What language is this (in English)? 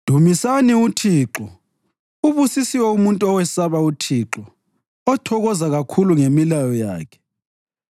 North Ndebele